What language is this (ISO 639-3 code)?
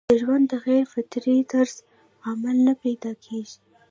pus